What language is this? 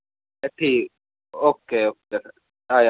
Dogri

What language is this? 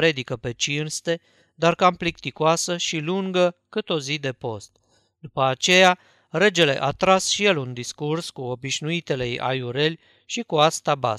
Romanian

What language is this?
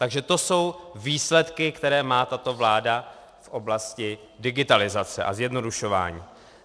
Czech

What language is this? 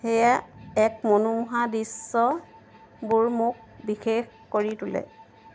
Assamese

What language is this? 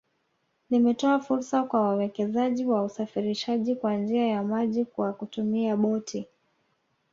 Swahili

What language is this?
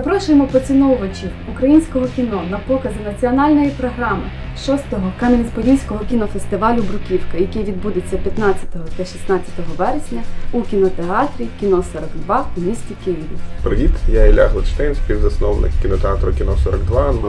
Ukrainian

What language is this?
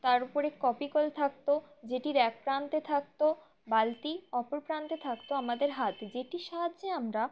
Bangla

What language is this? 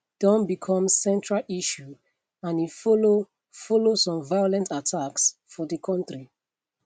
Nigerian Pidgin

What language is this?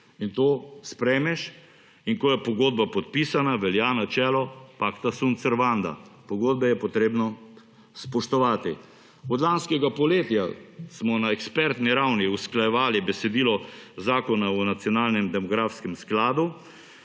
Slovenian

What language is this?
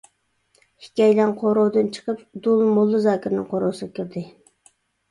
Uyghur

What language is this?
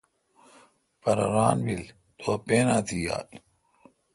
Kalkoti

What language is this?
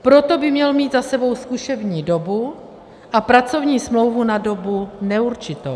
Czech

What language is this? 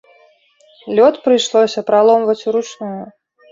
Belarusian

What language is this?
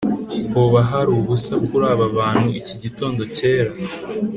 Kinyarwanda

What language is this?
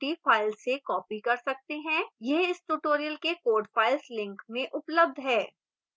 Hindi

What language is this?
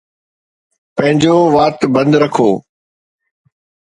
Sindhi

